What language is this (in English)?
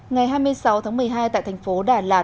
Vietnamese